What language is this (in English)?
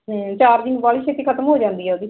Punjabi